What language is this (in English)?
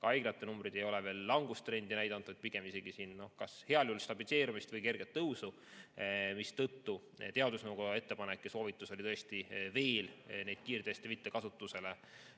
Estonian